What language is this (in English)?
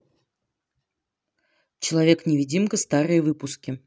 Russian